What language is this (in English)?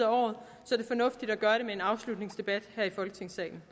Danish